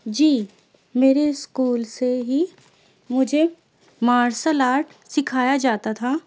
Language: Urdu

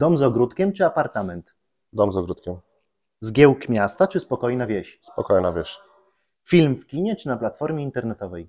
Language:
Polish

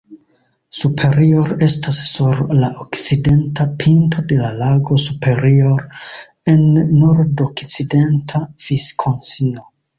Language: Esperanto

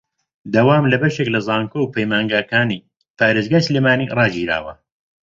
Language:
Central Kurdish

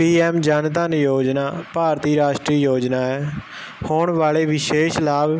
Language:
Punjabi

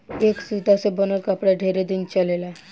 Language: Bhojpuri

